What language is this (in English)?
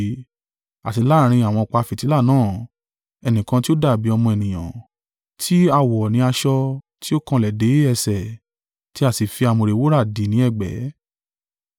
Yoruba